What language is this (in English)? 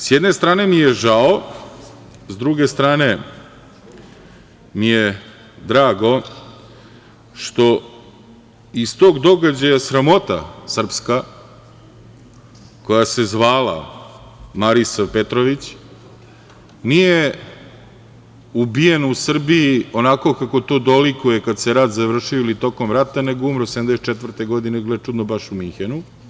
Serbian